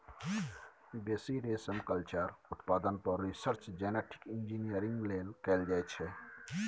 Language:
Maithili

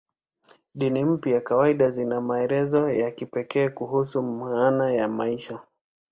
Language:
Swahili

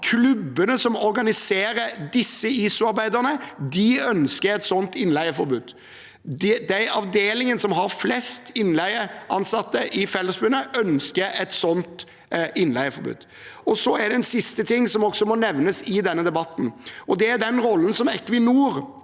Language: Norwegian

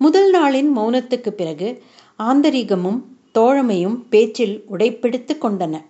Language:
Tamil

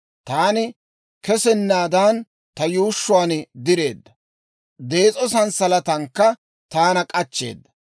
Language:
Dawro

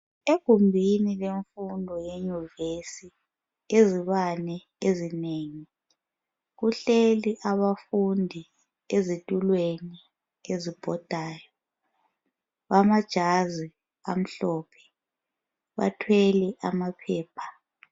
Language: North Ndebele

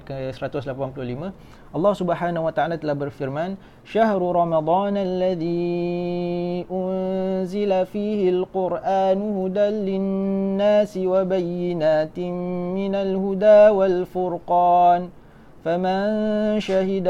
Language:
Malay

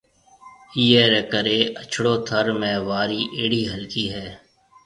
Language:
Marwari (Pakistan)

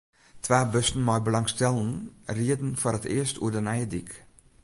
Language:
Western Frisian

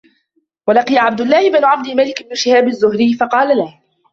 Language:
Arabic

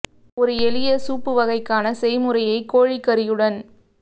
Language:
Tamil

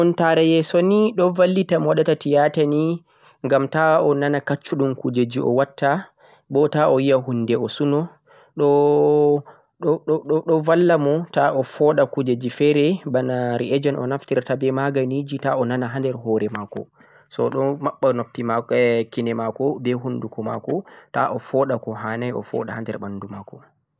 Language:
Central-Eastern Niger Fulfulde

